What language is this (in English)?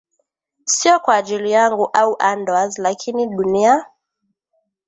Swahili